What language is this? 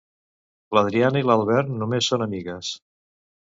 Catalan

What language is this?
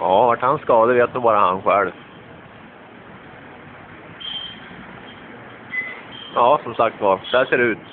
Swedish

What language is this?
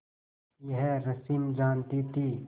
Hindi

